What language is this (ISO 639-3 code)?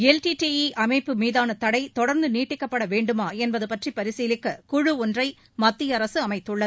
tam